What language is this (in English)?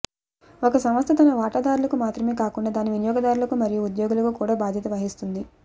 Telugu